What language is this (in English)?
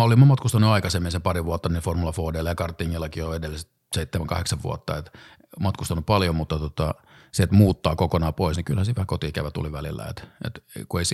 Finnish